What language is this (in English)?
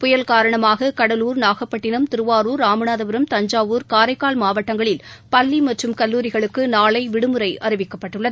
Tamil